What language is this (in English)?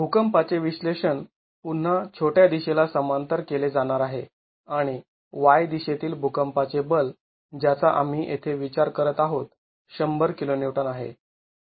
Marathi